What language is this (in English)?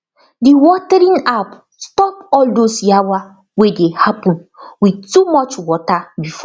Nigerian Pidgin